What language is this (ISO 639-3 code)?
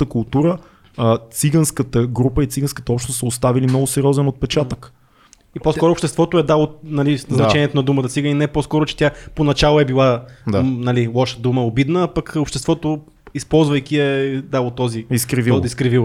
bul